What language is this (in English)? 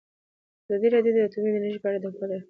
Pashto